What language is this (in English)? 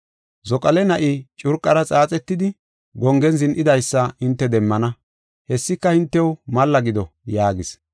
Gofa